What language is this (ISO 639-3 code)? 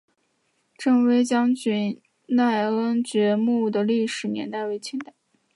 zho